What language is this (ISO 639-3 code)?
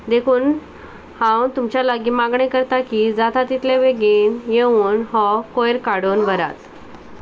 kok